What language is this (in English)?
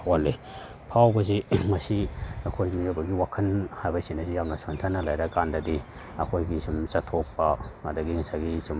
Manipuri